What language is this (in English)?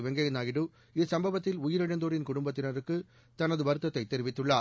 Tamil